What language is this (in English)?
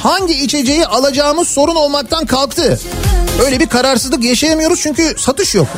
Turkish